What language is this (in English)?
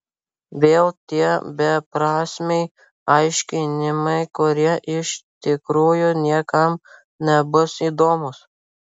Lithuanian